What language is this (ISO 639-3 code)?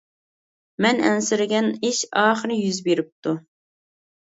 uig